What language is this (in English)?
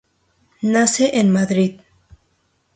Spanish